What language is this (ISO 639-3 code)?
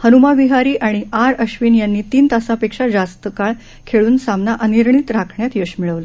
mar